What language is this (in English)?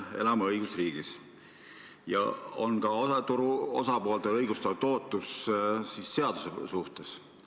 Estonian